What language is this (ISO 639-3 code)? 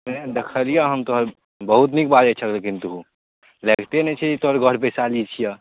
mai